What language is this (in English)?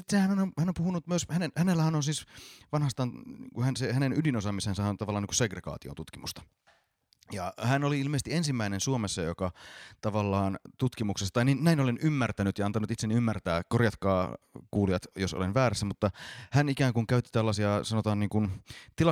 Finnish